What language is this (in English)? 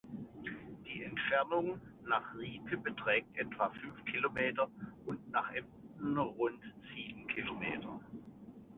German